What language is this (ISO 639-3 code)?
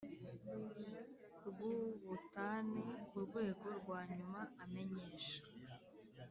kin